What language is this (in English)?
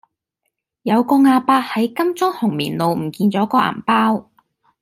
Cantonese